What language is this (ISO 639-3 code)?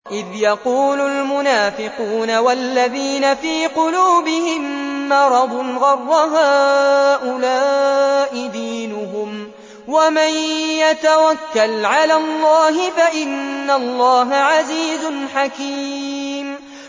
ara